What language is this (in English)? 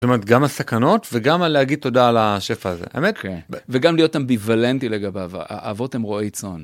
Hebrew